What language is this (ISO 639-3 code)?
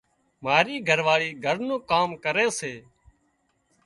kxp